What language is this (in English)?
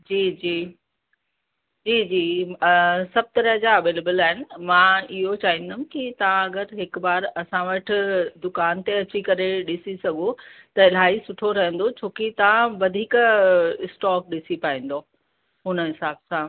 Sindhi